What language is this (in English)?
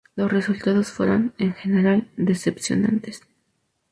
Spanish